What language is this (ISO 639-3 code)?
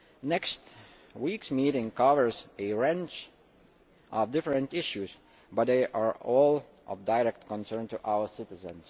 eng